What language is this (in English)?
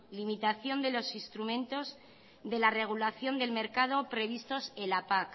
Spanish